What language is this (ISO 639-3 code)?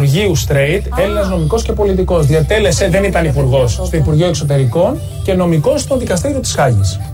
ell